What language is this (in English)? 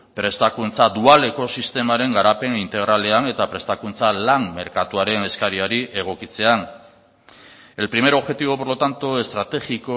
Basque